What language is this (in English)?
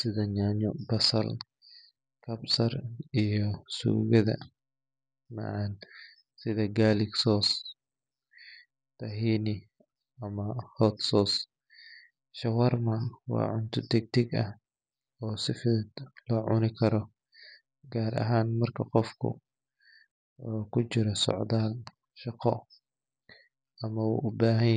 Somali